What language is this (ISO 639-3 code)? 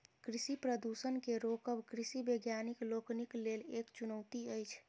mai